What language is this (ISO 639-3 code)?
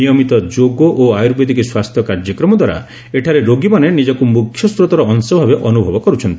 ori